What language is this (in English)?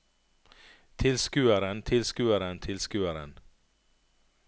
Norwegian